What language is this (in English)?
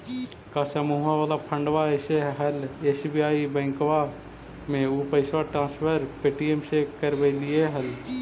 Magahi